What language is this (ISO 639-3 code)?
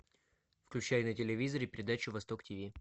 rus